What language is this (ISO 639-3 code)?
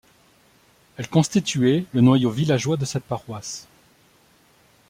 fra